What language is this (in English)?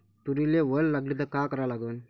Marathi